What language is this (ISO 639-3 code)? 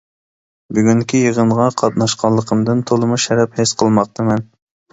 uig